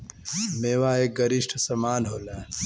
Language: Bhojpuri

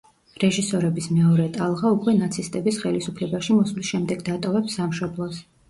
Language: Georgian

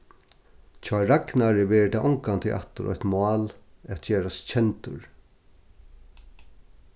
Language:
Faroese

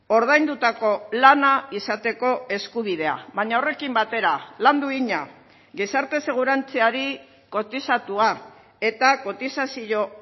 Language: Basque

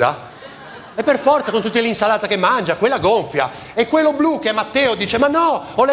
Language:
Italian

